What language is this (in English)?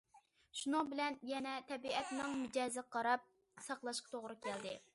Uyghur